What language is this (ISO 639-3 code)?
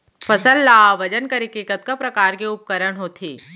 hne